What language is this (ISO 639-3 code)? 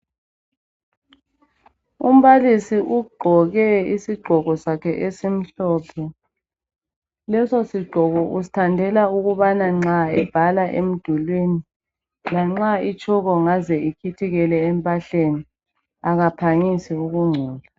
nde